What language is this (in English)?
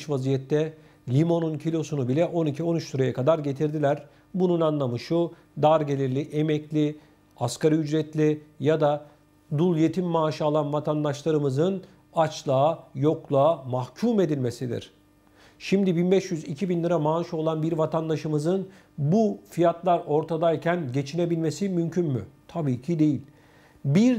Turkish